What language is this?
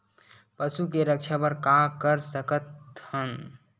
Chhattisgarhi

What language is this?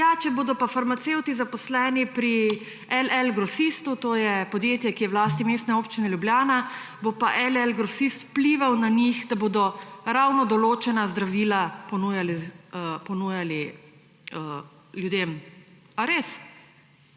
Slovenian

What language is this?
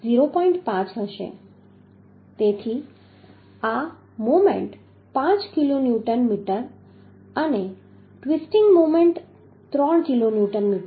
Gujarati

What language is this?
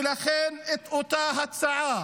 Hebrew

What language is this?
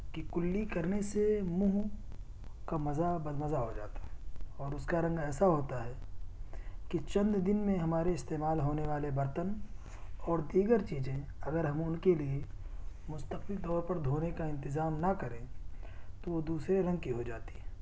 Urdu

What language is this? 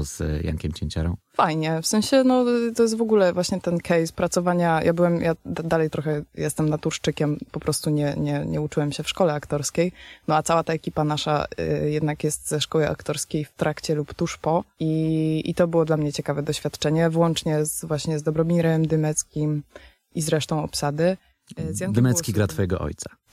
Polish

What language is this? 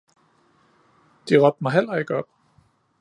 Danish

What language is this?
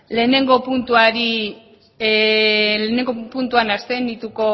Basque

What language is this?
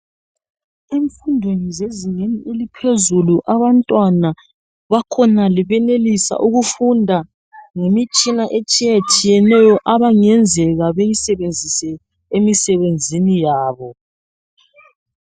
North Ndebele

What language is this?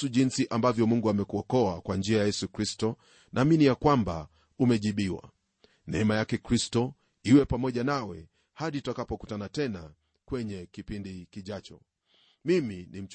Swahili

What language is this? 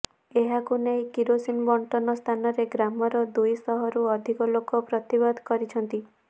Odia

